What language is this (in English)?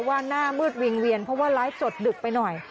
Thai